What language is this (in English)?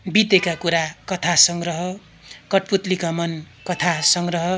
Nepali